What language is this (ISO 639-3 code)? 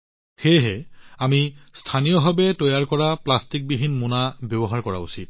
asm